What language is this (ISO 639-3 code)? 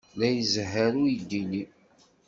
kab